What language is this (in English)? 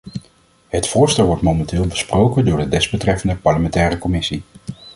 Dutch